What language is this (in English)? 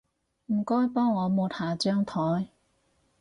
Cantonese